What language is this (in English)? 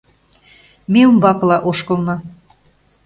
Mari